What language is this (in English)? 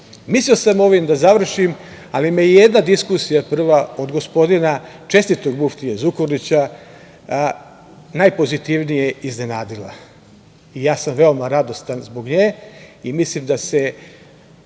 Serbian